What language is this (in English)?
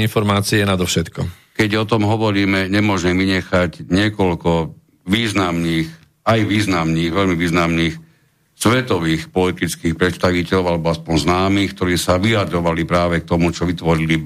Slovak